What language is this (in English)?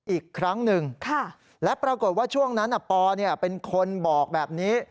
Thai